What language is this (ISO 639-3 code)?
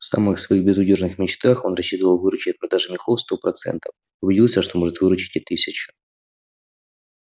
rus